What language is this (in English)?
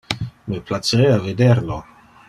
Interlingua